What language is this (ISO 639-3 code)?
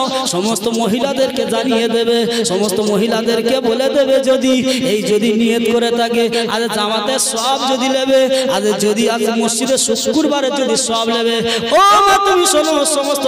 ind